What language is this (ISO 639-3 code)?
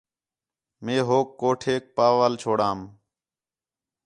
xhe